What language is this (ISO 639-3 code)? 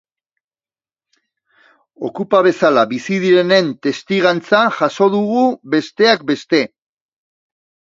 eus